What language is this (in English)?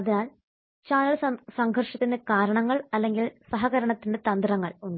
Malayalam